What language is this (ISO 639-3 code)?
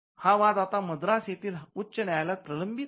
mar